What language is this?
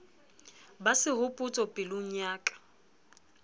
Southern Sotho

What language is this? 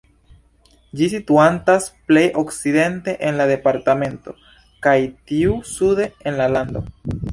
Esperanto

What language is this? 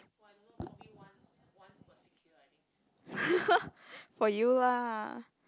English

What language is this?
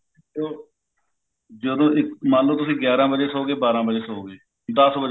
Punjabi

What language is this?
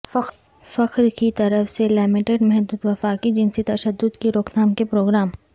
Urdu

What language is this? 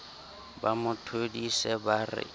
Southern Sotho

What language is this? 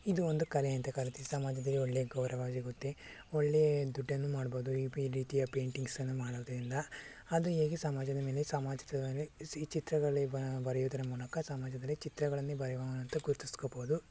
Kannada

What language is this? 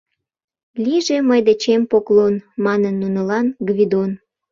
Mari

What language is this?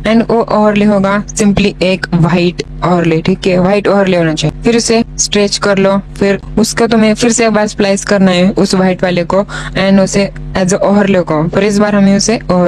Hindi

